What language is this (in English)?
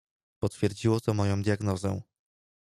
Polish